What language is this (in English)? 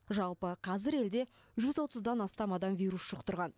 Kazakh